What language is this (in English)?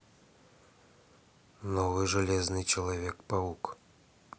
Russian